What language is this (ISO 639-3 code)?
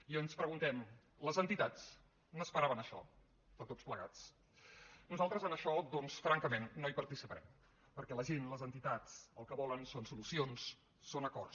cat